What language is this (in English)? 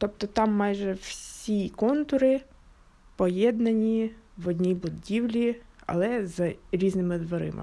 Ukrainian